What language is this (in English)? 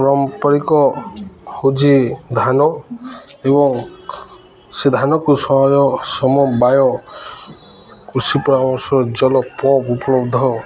Odia